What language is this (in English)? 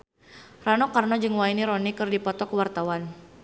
Sundanese